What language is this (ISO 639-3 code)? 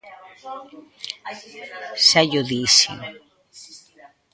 glg